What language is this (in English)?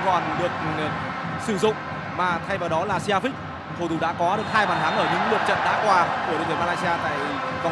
Vietnamese